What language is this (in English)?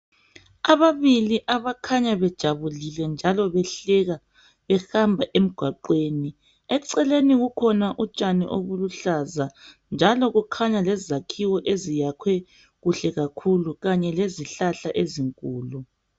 North Ndebele